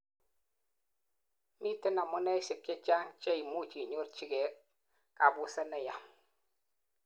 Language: Kalenjin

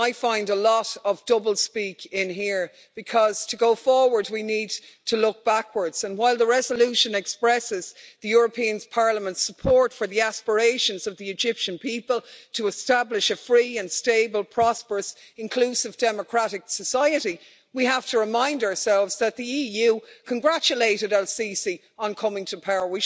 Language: English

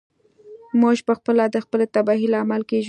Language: Pashto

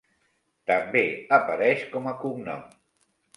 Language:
Catalan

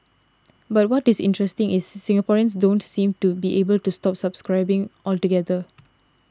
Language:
English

